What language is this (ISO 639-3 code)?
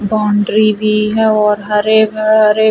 hin